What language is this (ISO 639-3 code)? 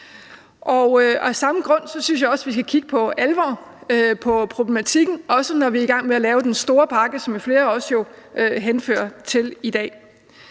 dan